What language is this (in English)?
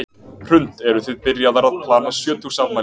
Icelandic